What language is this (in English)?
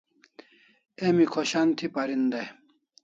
Kalasha